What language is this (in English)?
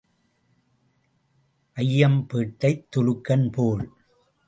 Tamil